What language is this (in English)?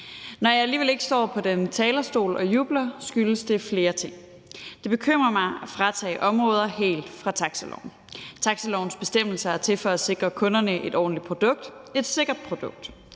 Danish